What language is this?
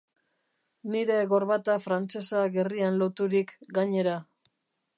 Basque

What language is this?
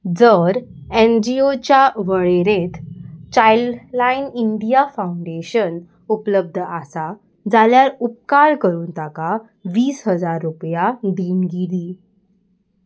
Konkani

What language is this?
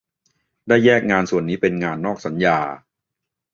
Thai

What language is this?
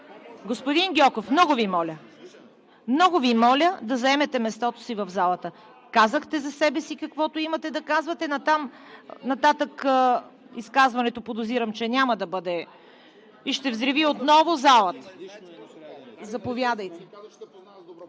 Bulgarian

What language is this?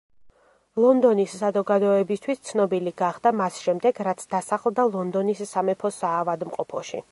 Georgian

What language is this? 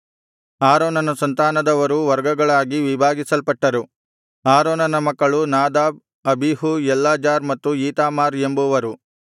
Kannada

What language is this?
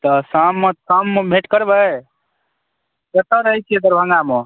Maithili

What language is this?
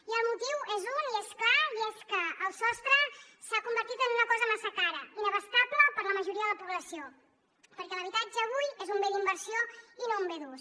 Catalan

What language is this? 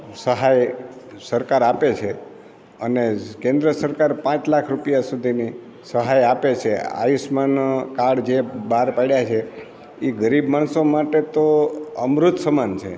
Gujarati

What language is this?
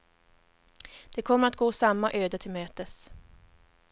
Swedish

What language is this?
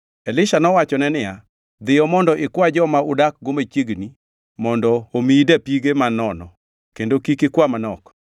Luo (Kenya and Tanzania)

